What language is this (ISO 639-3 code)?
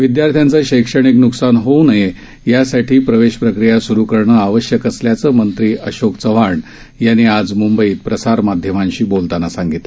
mar